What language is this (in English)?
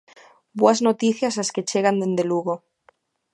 Galician